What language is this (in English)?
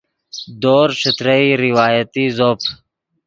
Yidgha